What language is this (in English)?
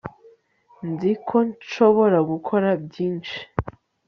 Kinyarwanda